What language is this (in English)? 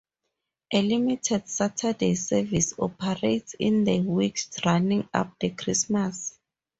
English